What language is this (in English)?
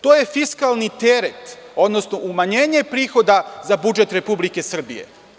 Serbian